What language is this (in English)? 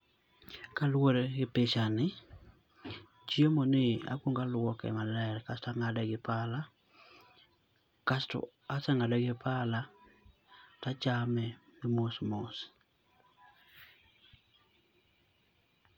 Luo (Kenya and Tanzania)